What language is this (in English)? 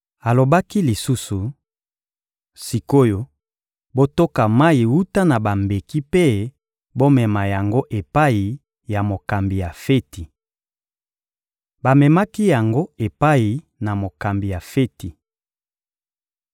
Lingala